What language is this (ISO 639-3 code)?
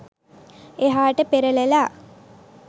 sin